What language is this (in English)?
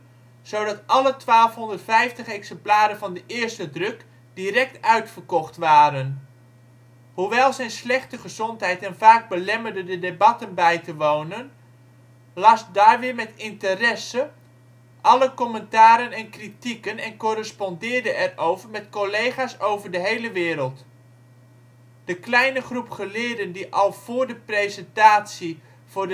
Dutch